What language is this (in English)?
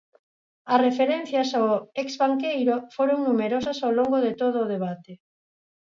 Galician